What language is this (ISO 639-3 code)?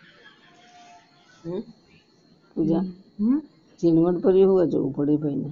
guj